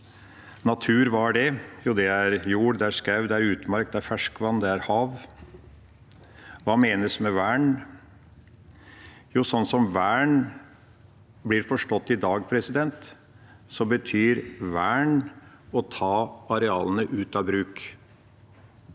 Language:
Norwegian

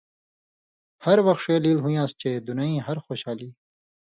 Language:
Indus Kohistani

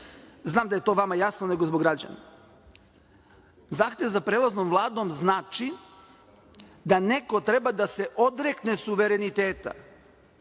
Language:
Serbian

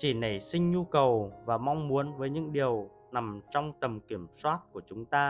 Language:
Vietnamese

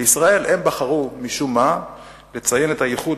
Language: Hebrew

